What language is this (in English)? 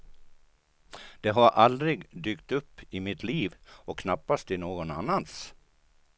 Swedish